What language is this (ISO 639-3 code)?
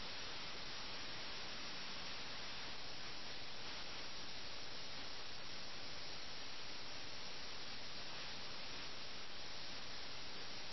mal